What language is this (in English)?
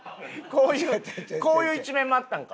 Japanese